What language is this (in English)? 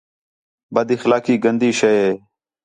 Khetrani